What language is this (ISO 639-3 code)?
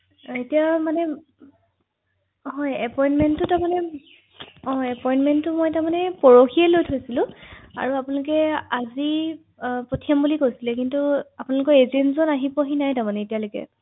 asm